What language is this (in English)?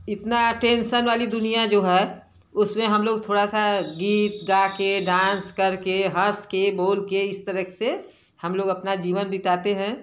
Hindi